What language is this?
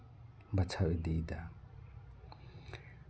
Santali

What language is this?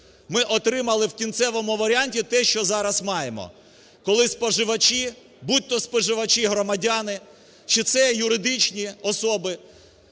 Ukrainian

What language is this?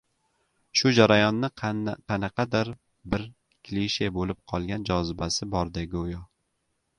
Uzbek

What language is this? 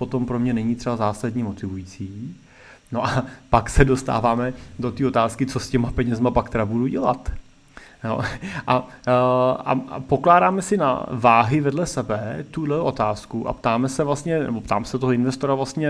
Czech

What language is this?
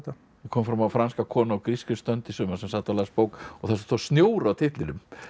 Icelandic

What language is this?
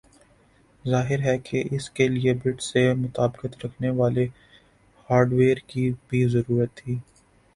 Urdu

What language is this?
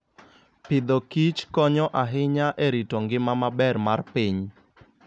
Luo (Kenya and Tanzania)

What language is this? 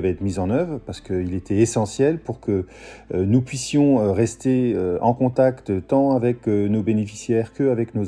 French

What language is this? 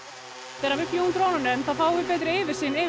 Icelandic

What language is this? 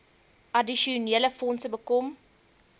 Afrikaans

